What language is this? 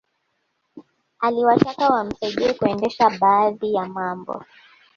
Swahili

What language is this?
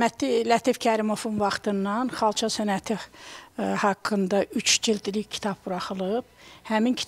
Turkish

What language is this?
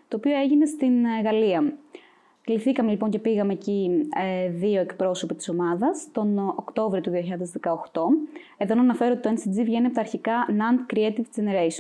Greek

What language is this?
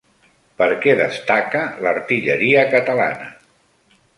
Catalan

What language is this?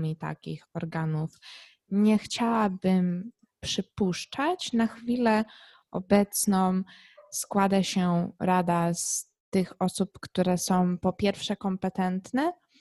Polish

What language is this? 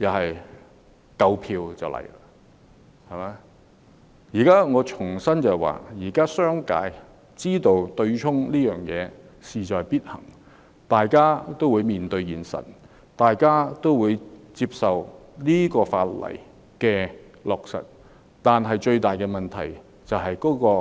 Cantonese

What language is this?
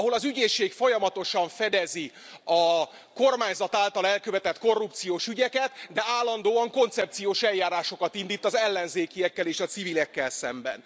Hungarian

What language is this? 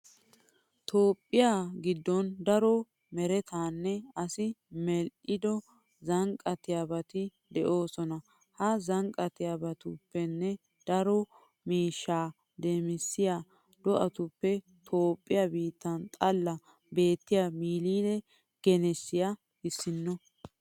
Wolaytta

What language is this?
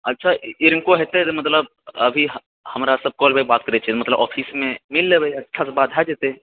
Maithili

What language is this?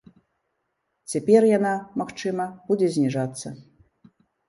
Belarusian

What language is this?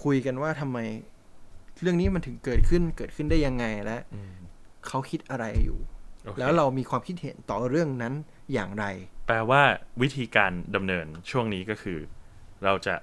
Thai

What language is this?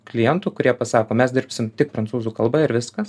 Lithuanian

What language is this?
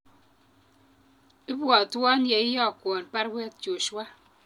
Kalenjin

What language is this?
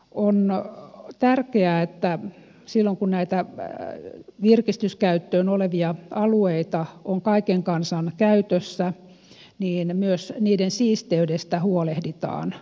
Finnish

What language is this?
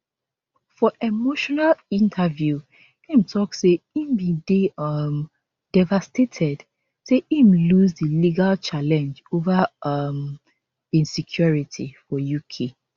Nigerian Pidgin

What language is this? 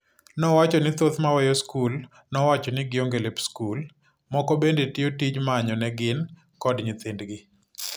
Luo (Kenya and Tanzania)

